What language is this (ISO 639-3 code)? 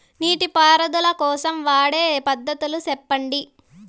tel